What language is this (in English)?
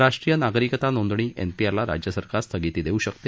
Marathi